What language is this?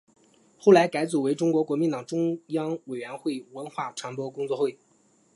Chinese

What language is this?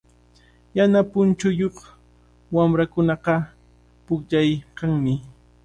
Cajatambo North Lima Quechua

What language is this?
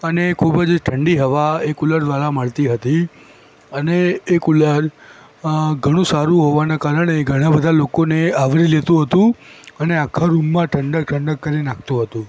Gujarati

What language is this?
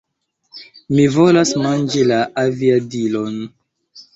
Esperanto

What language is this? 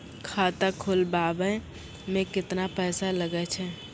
Maithili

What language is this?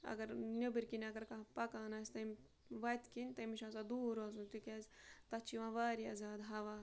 Kashmiri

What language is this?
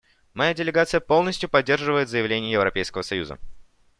Russian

